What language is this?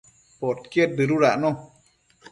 Matsés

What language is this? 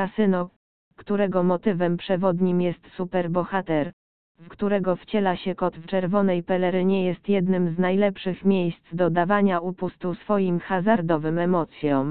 Polish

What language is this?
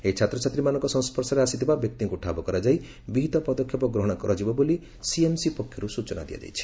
Odia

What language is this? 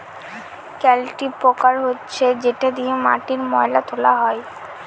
Bangla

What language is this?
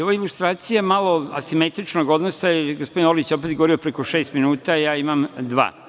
Serbian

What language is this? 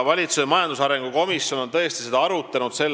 Estonian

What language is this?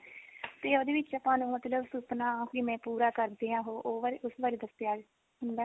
Punjabi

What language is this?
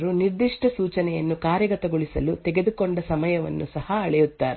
Kannada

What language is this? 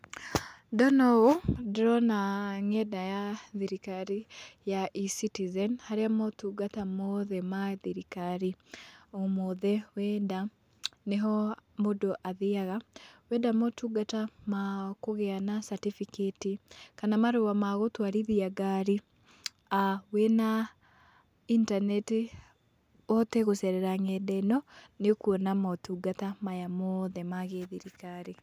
Kikuyu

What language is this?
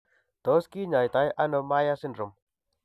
Kalenjin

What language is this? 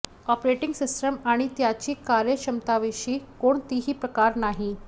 Marathi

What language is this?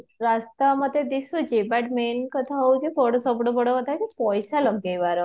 Odia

